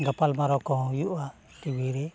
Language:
Santali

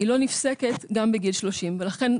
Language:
Hebrew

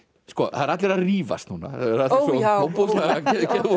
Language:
Icelandic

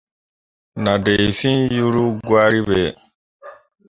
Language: Mundang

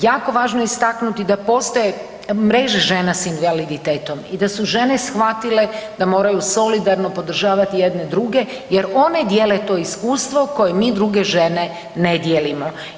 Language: Croatian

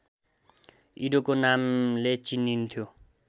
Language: Nepali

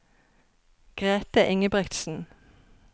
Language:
Norwegian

